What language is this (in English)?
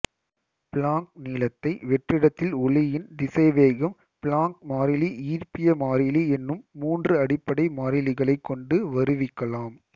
Tamil